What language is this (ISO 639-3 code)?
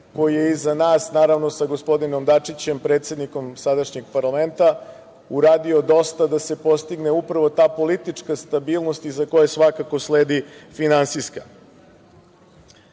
srp